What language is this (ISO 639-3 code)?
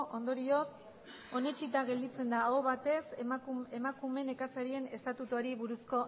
eus